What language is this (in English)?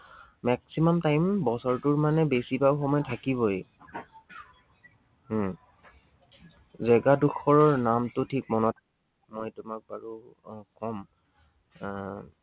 Assamese